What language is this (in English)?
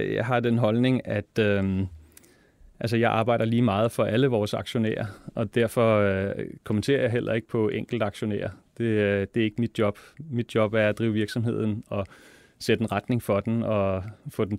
Danish